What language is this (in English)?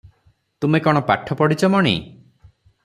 Odia